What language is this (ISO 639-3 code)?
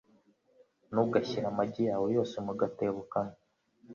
kin